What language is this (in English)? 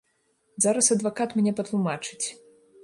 Belarusian